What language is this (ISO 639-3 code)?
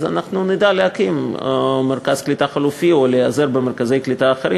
heb